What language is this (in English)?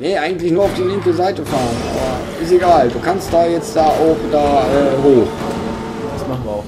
German